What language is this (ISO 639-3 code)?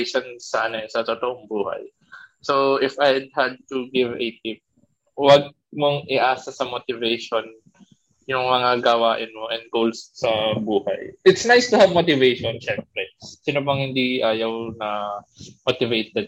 fil